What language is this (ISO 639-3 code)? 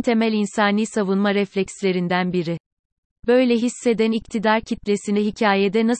tur